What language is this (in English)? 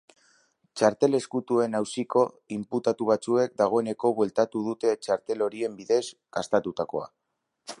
Basque